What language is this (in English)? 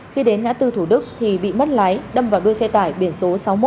Vietnamese